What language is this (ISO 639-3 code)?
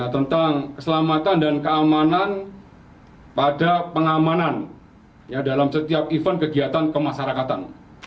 ind